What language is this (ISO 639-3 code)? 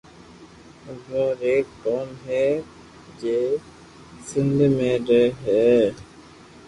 lrk